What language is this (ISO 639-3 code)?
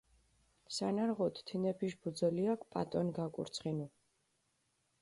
xmf